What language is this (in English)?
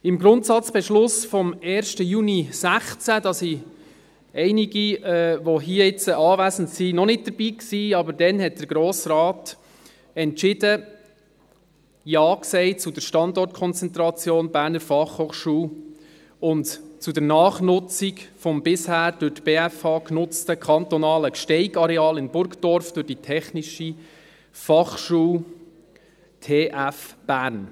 Swiss German